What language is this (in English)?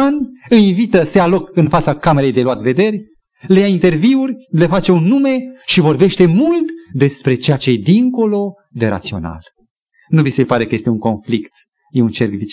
Romanian